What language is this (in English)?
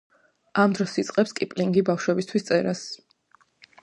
Georgian